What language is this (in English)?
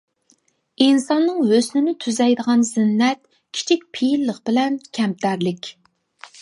Uyghur